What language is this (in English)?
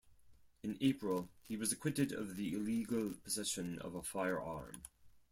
English